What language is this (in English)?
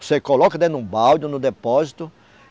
Portuguese